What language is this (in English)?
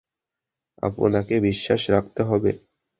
Bangla